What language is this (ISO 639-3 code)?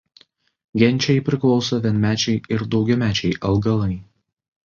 lit